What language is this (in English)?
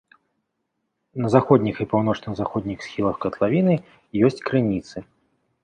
Belarusian